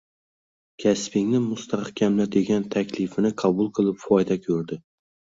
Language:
Uzbek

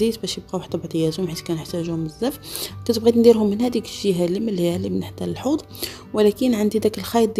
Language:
Arabic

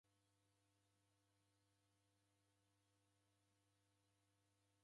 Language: Taita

